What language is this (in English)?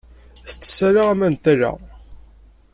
Kabyle